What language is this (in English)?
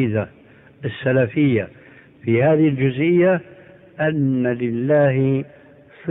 Arabic